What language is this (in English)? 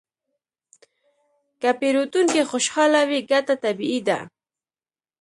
Pashto